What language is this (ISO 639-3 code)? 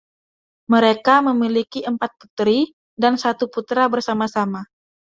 ind